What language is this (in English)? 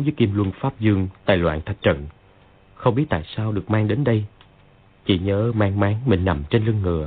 Vietnamese